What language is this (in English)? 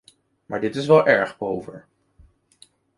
Dutch